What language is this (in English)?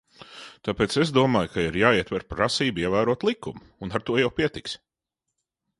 Latvian